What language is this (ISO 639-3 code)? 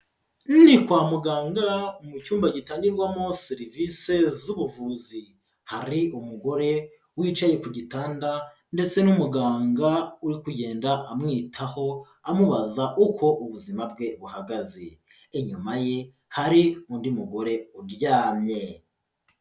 kin